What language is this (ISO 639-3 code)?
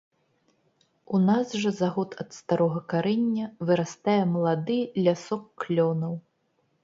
bel